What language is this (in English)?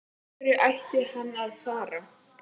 Icelandic